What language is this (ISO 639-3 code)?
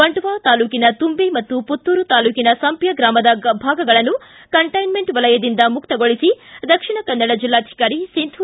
kan